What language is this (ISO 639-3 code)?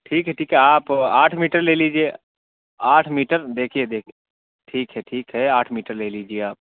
urd